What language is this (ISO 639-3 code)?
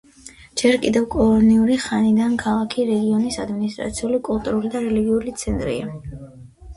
kat